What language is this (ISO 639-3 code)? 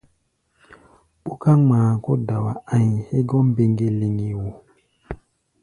gba